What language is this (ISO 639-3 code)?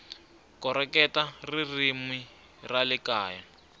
tso